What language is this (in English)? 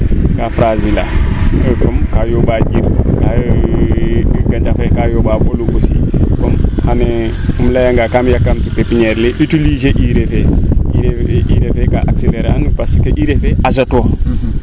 Serer